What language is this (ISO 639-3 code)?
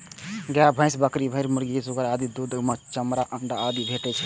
mai